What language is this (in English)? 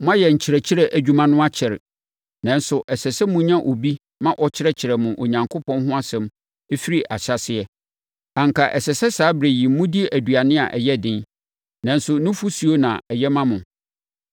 Akan